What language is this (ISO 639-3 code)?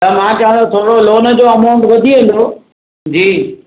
snd